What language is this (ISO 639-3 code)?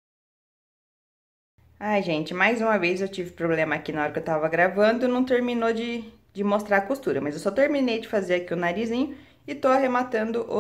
por